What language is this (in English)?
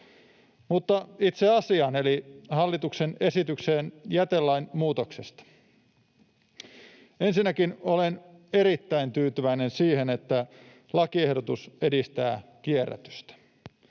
Finnish